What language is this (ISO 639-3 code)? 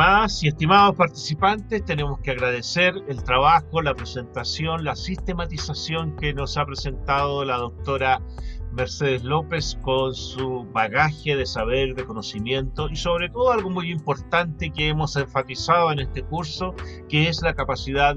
spa